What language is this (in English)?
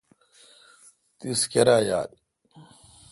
Kalkoti